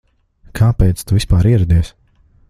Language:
Latvian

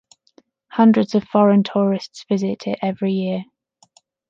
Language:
English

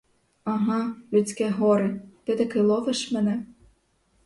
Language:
Ukrainian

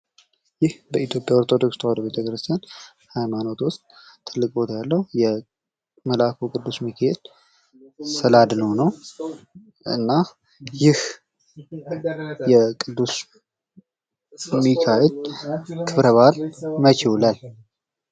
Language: Amharic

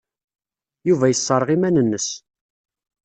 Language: Kabyle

